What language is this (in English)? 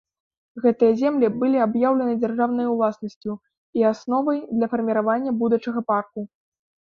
Belarusian